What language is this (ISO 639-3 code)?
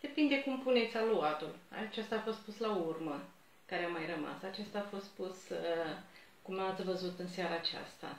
ron